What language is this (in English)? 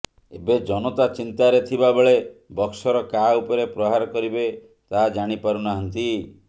Odia